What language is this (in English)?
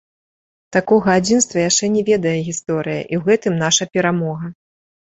Belarusian